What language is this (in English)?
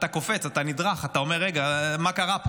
Hebrew